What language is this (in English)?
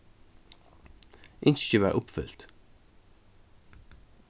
Faroese